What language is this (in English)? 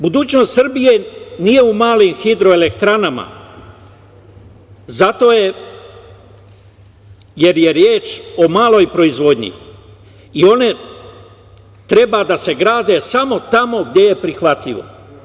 Serbian